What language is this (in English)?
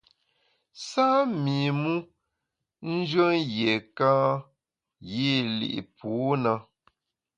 Bamun